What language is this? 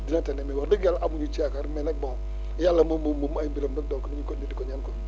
Wolof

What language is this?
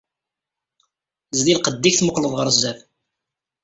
Kabyle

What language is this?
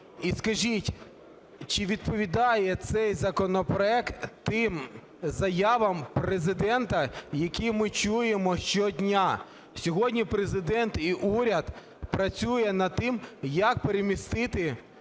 Ukrainian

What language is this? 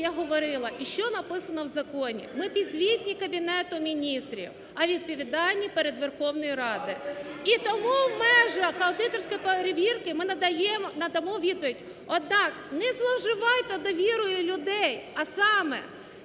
Ukrainian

